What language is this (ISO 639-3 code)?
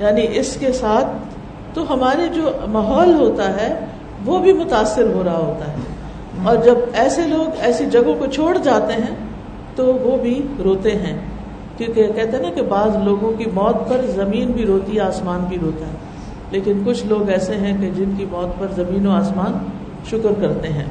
urd